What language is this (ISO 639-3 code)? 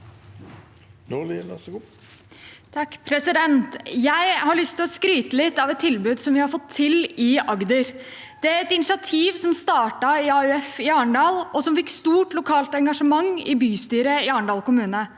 nor